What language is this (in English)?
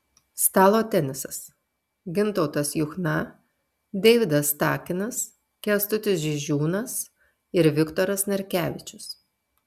Lithuanian